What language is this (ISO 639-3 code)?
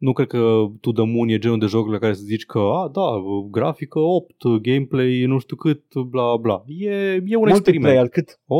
ron